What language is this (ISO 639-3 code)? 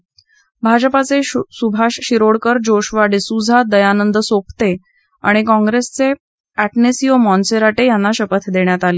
mar